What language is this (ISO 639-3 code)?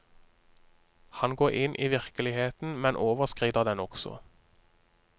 nor